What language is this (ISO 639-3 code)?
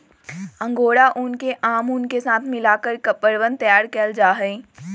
mag